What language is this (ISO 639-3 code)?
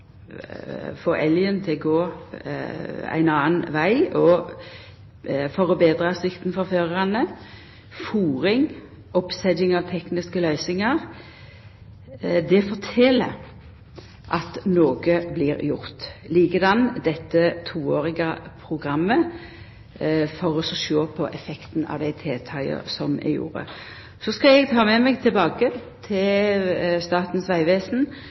nno